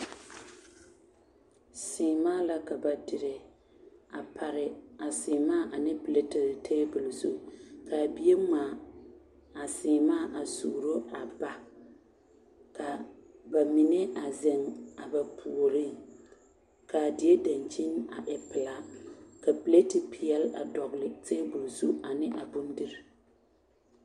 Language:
Southern Dagaare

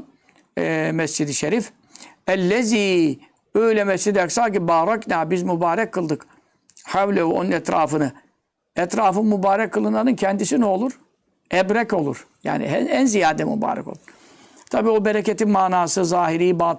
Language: Turkish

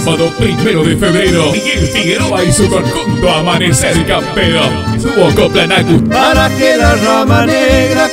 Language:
Spanish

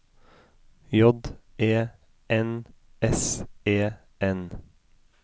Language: Norwegian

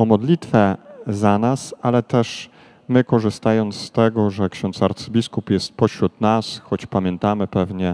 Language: Polish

